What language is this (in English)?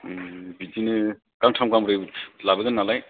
Bodo